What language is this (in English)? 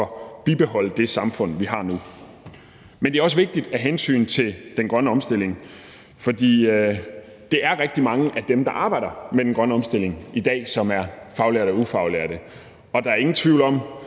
Danish